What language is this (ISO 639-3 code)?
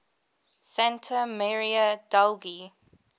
eng